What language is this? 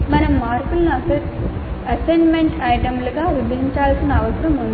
Telugu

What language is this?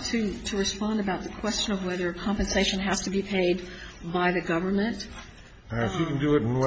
English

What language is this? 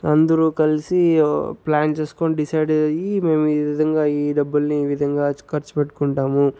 Telugu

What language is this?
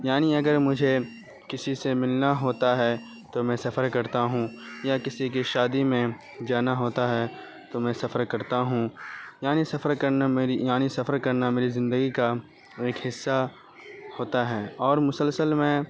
Urdu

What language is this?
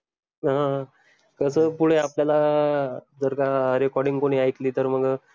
Marathi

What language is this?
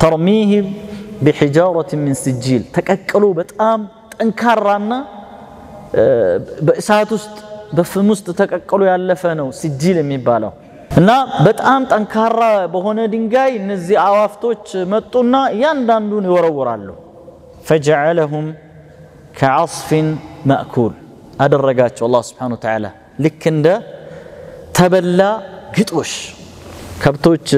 Arabic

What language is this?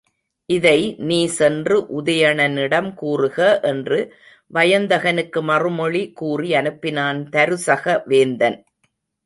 Tamil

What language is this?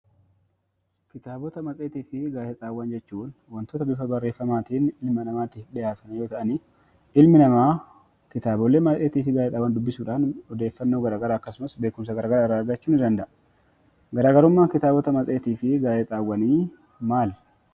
Oromo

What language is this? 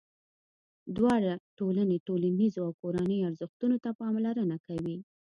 Pashto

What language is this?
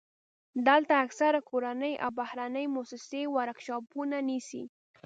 Pashto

